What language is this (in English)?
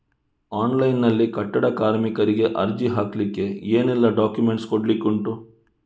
Kannada